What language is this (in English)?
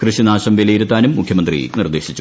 Malayalam